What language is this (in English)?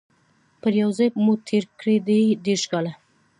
Pashto